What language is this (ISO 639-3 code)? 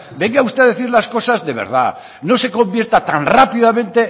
spa